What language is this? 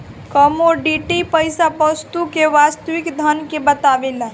Bhojpuri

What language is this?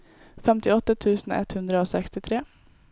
Norwegian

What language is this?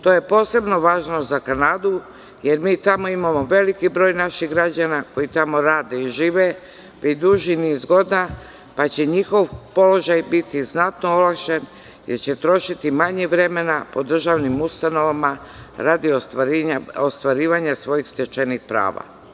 Serbian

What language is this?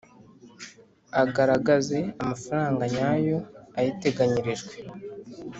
Kinyarwanda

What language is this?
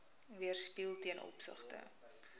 Afrikaans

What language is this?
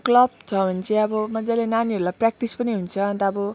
Nepali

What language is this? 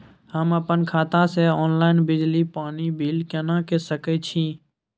Maithili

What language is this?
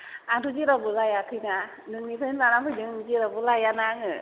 Bodo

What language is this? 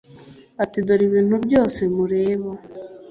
Kinyarwanda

